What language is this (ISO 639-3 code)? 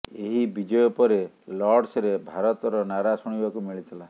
ori